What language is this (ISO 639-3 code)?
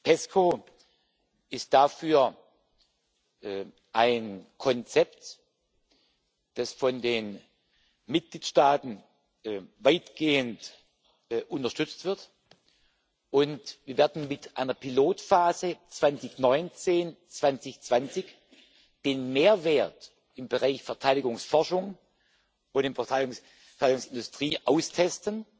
deu